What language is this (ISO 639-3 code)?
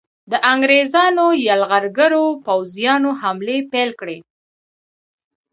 pus